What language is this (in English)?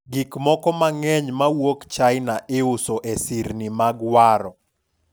Luo (Kenya and Tanzania)